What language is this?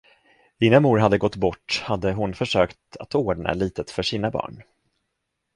Swedish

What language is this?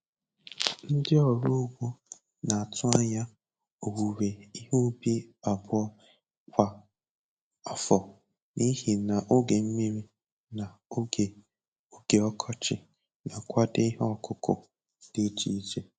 Igbo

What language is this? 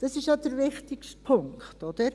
Swiss German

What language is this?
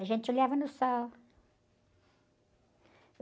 Portuguese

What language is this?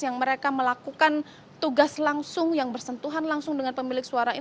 Indonesian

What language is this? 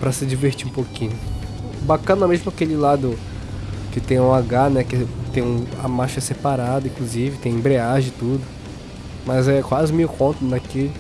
Portuguese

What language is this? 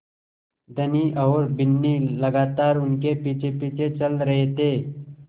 Hindi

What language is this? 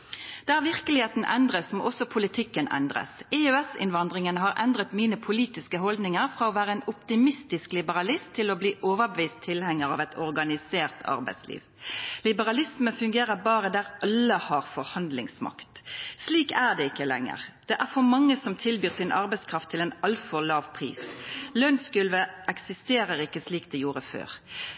Norwegian Nynorsk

